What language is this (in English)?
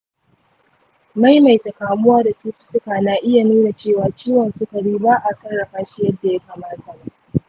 Hausa